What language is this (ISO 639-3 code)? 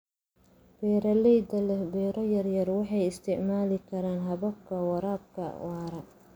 som